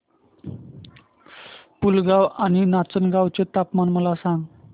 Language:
Marathi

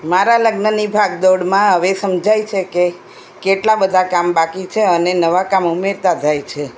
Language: Gujarati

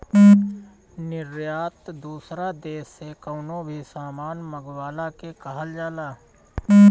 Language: Bhojpuri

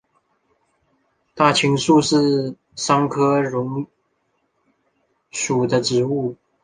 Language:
Chinese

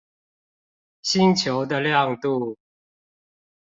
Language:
Chinese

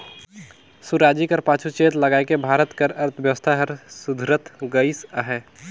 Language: Chhattisgarhi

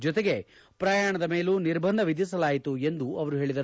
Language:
Kannada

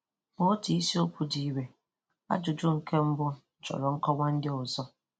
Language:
Igbo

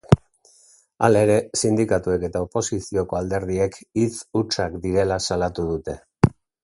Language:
Basque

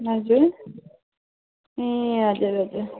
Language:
Nepali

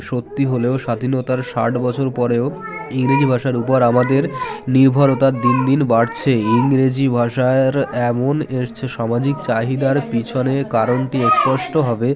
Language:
Bangla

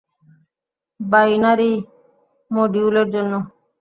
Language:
Bangla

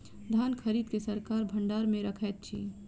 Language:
Maithili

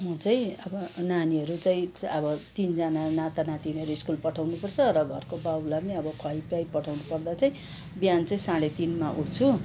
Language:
Nepali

